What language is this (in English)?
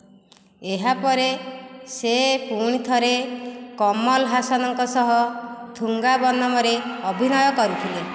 Odia